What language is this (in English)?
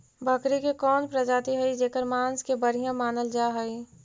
Magahi